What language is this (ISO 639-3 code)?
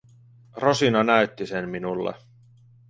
fin